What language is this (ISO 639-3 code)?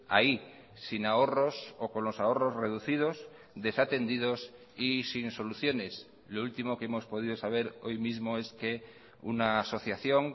spa